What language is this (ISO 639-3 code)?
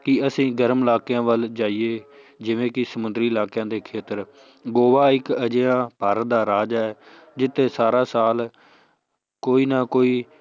pan